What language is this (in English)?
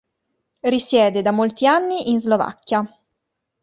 Italian